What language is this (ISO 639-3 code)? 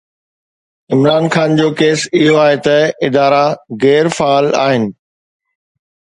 snd